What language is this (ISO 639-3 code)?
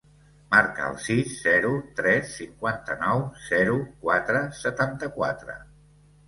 cat